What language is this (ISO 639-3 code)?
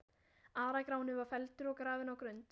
isl